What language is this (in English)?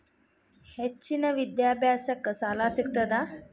Kannada